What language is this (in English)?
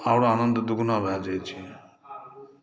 Maithili